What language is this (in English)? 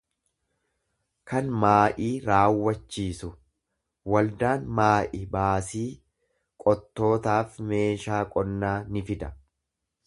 Oromo